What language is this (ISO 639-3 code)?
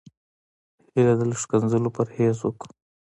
pus